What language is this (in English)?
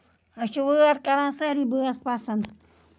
Kashmiri